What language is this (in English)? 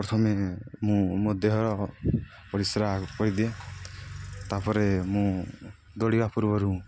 Odia